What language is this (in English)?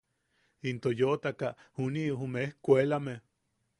Yaqui